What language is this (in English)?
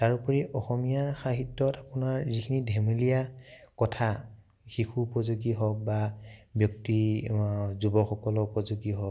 Assamese